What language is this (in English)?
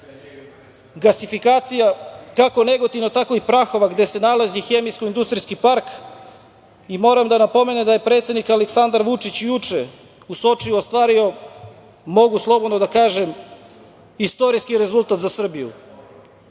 Serbian